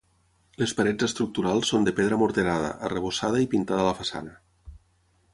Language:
Catalan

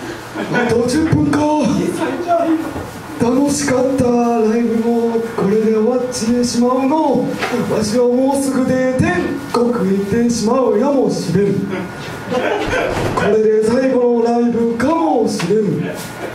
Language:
Japanese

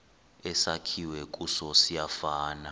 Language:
Xhosa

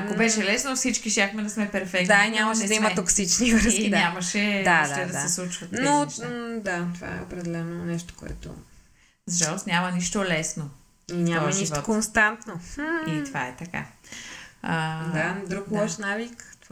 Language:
Bulgarian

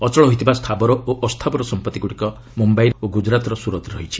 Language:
Odia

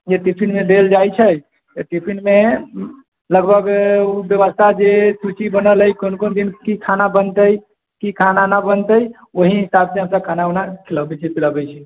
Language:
Maithili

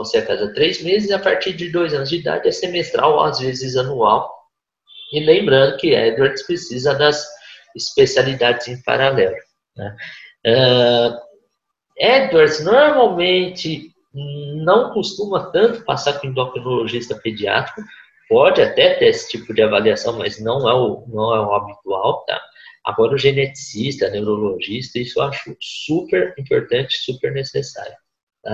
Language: Portuguese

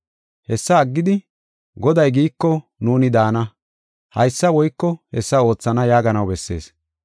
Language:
Gofa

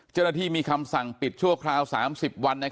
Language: Thai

